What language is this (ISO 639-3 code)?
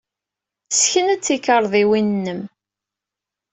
kab